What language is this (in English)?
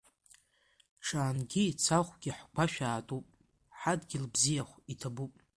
Abkhazian